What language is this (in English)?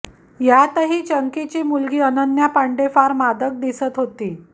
Marathi